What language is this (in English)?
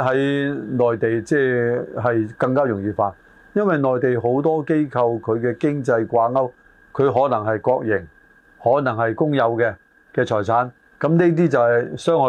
Chinese